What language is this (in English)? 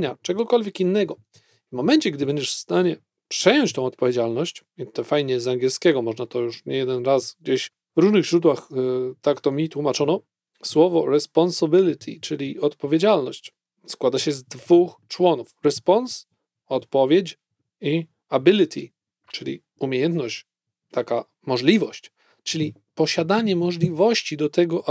Polish